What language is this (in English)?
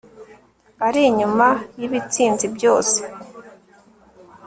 Kinyarwanda